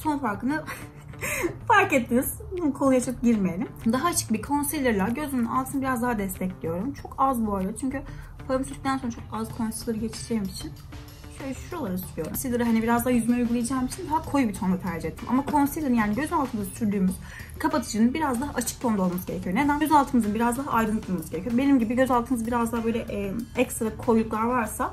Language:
Turkish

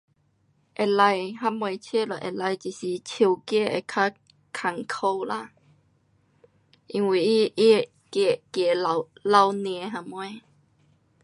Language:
Pu-Xian Chinese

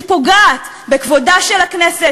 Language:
Hebrew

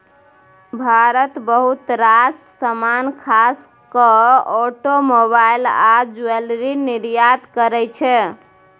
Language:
Maithili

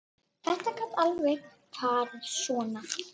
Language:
Icelandic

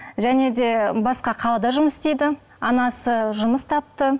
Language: Kazakh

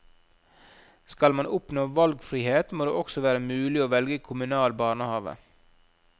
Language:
Norwegian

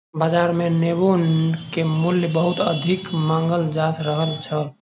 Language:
Maithili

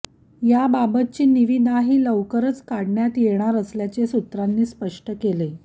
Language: Marathi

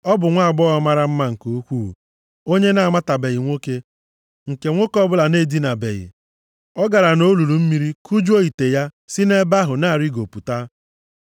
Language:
Igbo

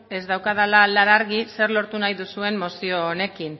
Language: Basque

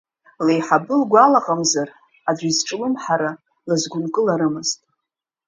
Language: Abkhazian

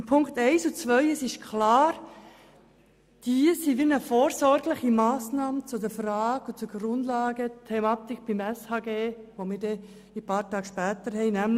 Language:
Swiss German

